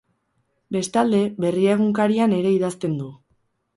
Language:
Basque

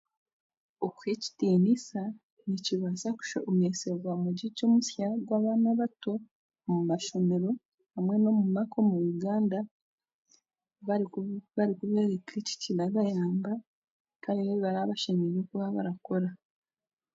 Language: Chiga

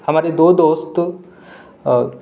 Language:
Urdu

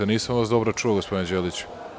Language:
Serbian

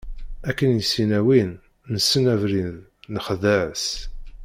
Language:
Kabyle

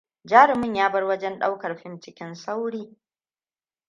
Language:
Hausa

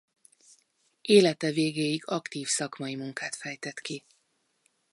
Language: Hungarian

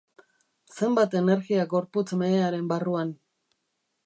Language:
Basque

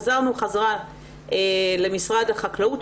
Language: Hebrew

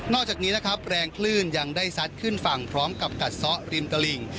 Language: Thai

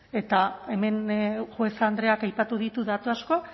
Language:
Basque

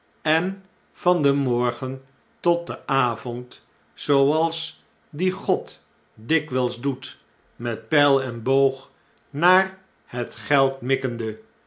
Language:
Dutch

